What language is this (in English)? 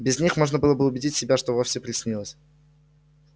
Russian